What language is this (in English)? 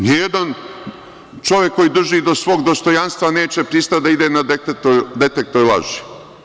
Serbian